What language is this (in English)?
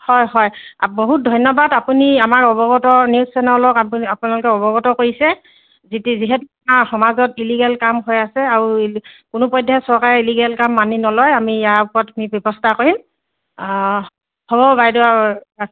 Assamese